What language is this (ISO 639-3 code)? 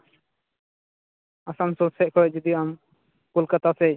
sat